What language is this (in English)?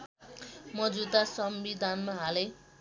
Nepali